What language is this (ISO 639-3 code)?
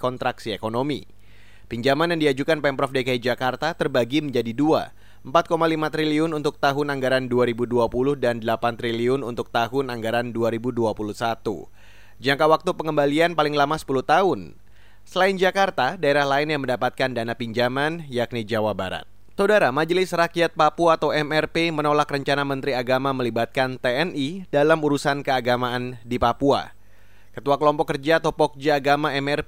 ind